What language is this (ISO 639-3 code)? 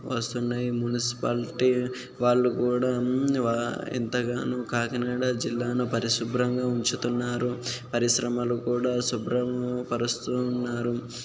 tel